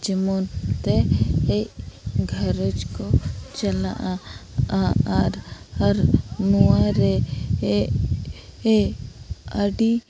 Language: Santali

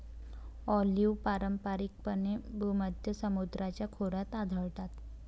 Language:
Marathi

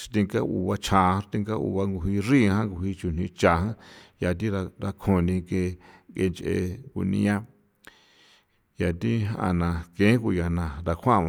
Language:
San Felipe Otlaltepec Popoloca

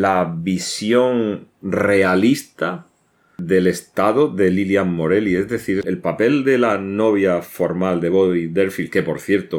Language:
Spanish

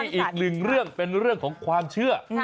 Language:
Thai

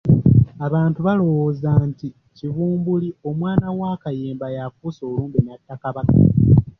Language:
Ganda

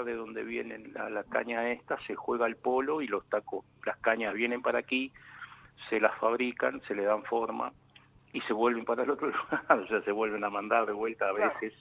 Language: Spanish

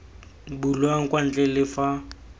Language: Tswana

